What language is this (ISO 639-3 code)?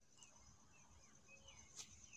pcm